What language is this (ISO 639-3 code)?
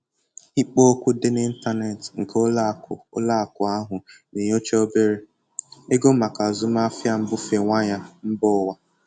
ibo